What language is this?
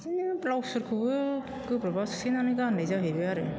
Bodo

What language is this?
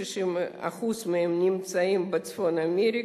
Hebrew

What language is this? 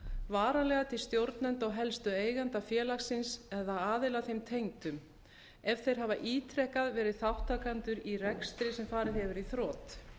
Icelandic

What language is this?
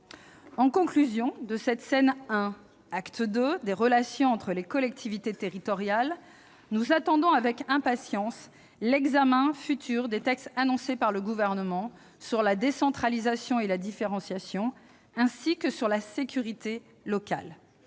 French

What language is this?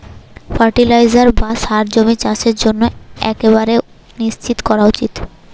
Bangla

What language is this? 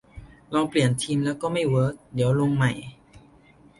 Thai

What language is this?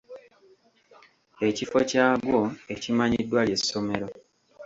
Ganda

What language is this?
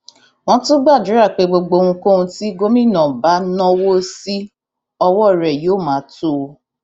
Yoruba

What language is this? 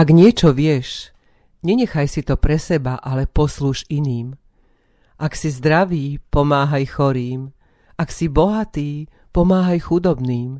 Slovak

